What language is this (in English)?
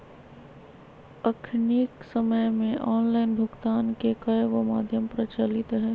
Magahi